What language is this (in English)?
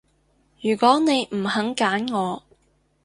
Cantonese